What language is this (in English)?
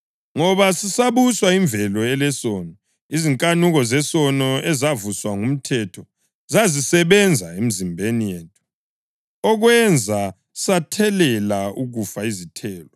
North Ndebele